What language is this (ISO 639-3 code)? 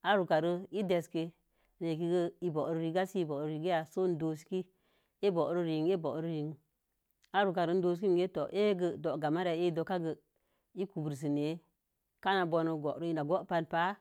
ver